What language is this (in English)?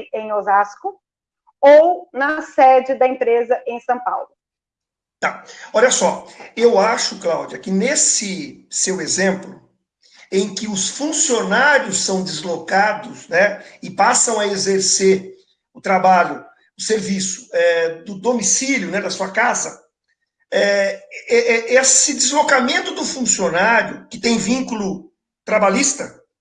Portuguese